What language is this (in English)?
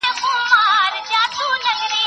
Pashto